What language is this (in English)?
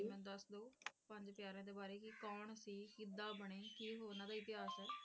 Punjabi